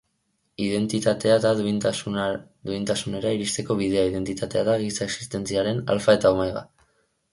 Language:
Basque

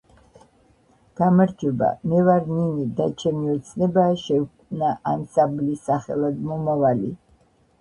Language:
Georgian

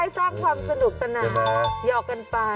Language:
Thai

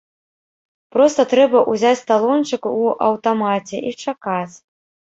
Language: Belarusian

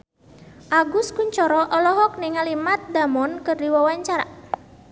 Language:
Sundanese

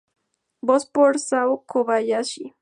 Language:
Spanish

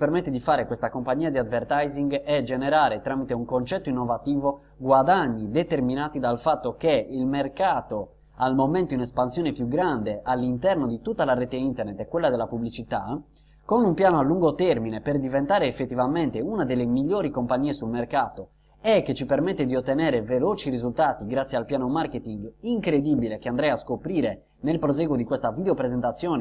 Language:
Italian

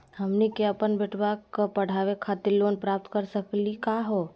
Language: Magahi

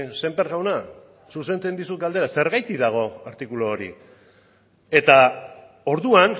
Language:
Basque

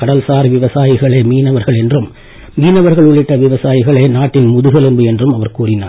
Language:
Tamil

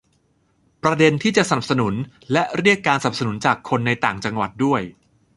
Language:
Thai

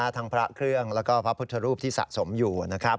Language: Thai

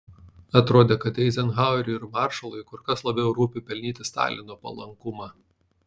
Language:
Lithuanian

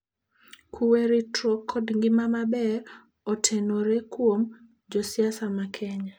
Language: Luo (Kenya and Tanzania)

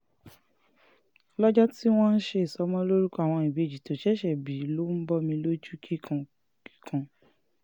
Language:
Yoruba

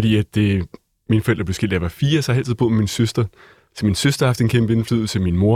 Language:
Danish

